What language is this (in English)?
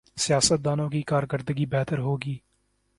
Urdu